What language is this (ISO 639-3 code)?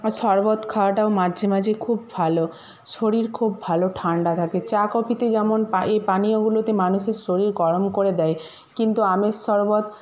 ben